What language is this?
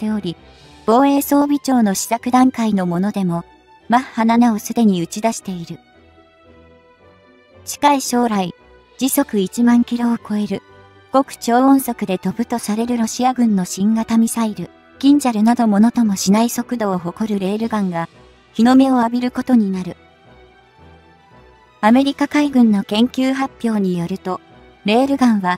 Japanese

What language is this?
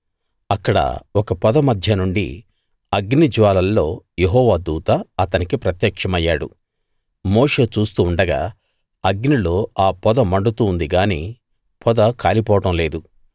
Telugu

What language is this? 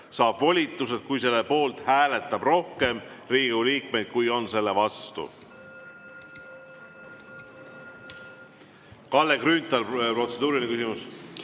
Estonian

